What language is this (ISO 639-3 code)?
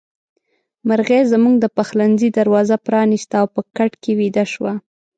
pus